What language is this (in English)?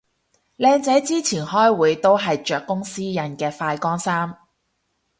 Cantonese